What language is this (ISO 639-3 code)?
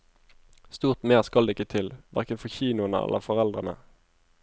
nor